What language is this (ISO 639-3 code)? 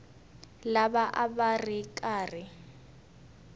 tso